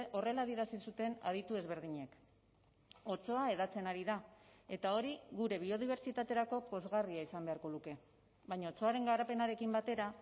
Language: Basque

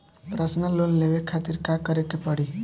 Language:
Bhojpuri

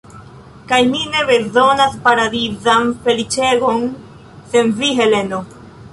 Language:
Esperanto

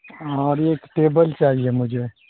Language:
Urdu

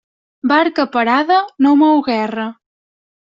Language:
Catalan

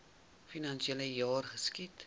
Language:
Afrikaans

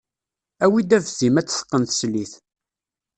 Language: Kabyle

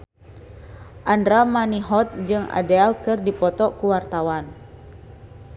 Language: Sundanese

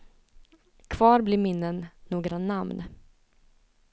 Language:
Swedish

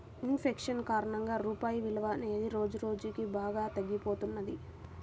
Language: Telugu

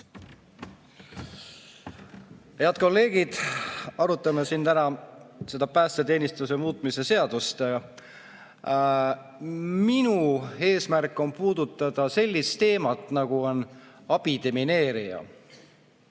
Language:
Estonian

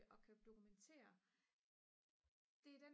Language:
Danish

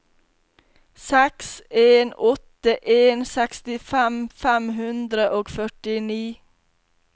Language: Norwegian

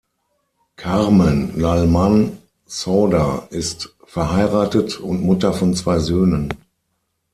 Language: German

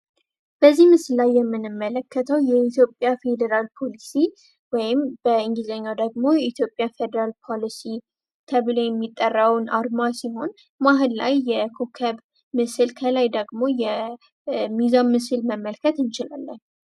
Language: Amharic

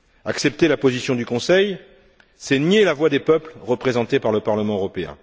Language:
French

